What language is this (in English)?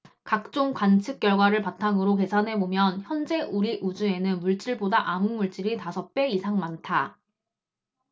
Korean